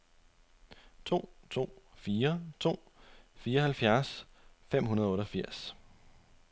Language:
Danish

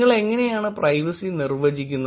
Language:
Malayalam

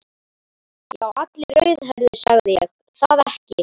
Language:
Icelandic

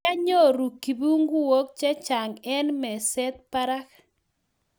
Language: Kalenjin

